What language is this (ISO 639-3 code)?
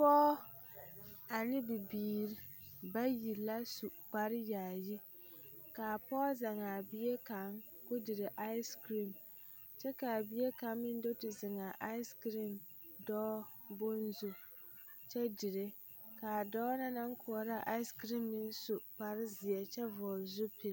dga